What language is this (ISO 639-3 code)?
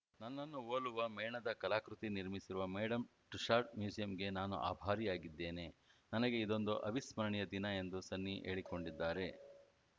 kan